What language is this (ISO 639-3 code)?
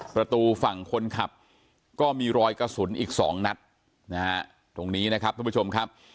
tha